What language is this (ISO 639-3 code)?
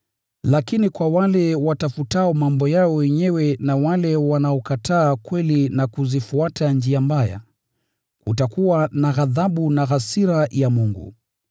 swa